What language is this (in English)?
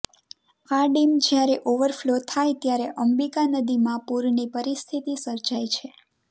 Gujarati